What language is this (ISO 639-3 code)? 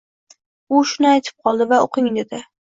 uzb